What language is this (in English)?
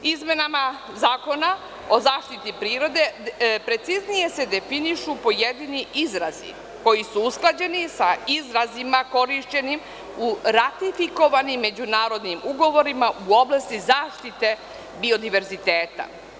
Serbian